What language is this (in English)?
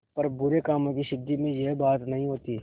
Hindi